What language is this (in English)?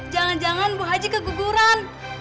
Indonesian